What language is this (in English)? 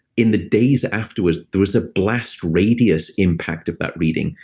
English